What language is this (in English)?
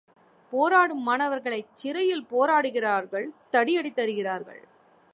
Tamil